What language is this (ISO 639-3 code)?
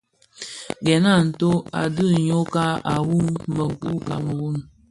ksf